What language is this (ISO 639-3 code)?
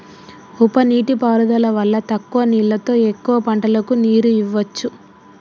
tel